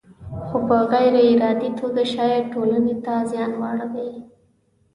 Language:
Pashto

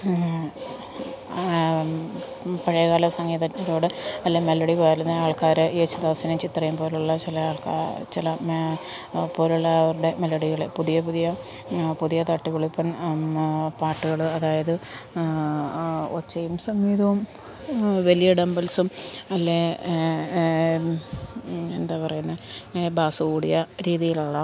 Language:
Malayalam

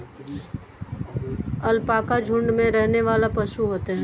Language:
Hindi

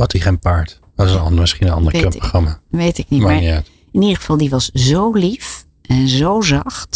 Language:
Dutch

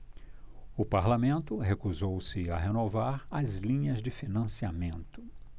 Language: Portuguese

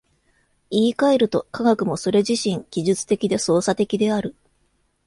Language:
Japanese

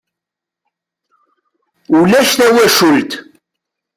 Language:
Kabyle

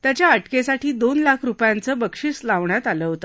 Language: Marathi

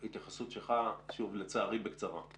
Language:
Hebrew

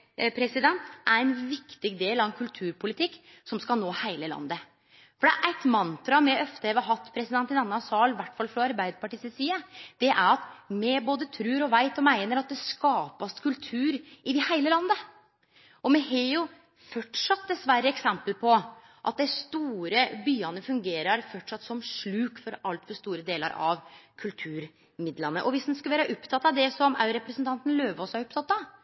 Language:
Norwegian Nynorsk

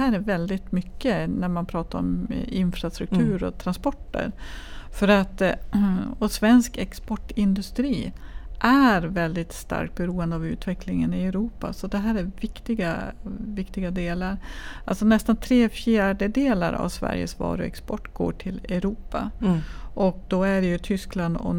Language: Swedish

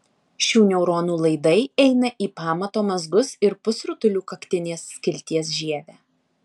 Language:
Lithuanian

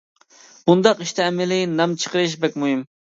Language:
Uyghur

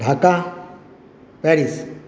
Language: Bangla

